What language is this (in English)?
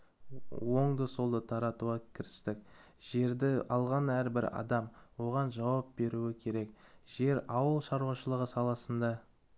Kazakh